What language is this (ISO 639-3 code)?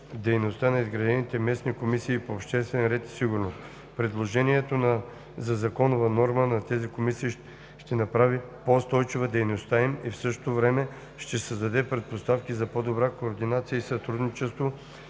bul